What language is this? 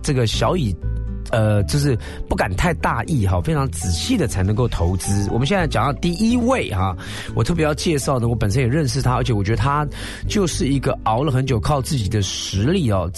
Chinese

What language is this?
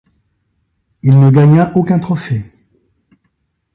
French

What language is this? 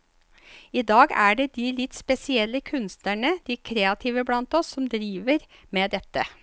Norwegian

